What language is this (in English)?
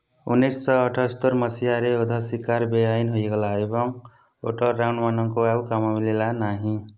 Odia